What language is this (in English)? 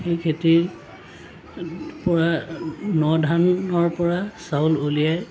Assamese